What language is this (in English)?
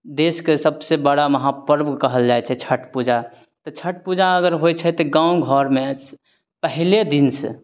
Maithili